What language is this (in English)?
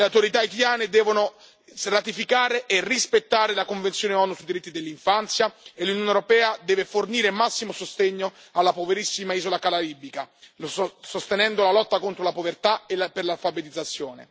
Italian